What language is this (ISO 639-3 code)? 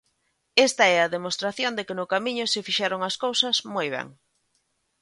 glg